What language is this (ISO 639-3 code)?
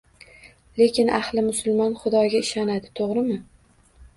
uzb